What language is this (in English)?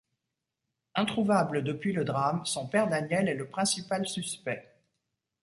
French